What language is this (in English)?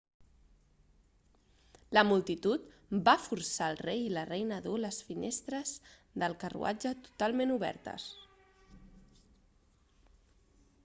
Catalan